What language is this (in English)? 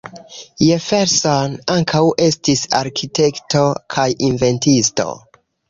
Esperanto